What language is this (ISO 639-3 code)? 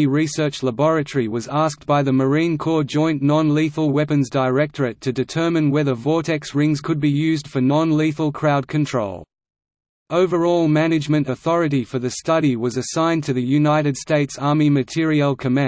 eng